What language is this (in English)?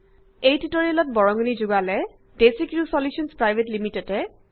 Assamese